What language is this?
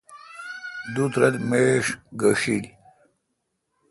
Kalkoti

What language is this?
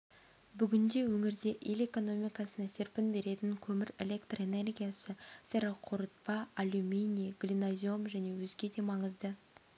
Kazakh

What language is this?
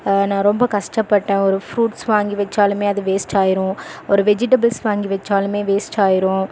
Tamil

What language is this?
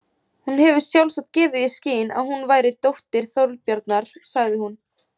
Icelandic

